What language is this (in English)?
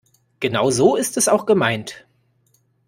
German